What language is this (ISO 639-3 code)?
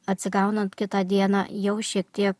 lit